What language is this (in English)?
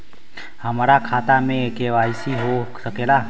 Bhojpuri